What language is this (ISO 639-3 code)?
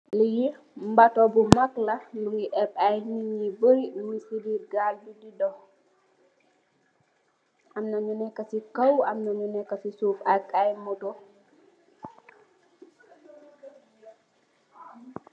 wol